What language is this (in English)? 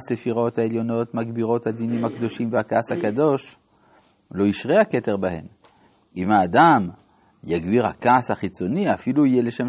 Hebrew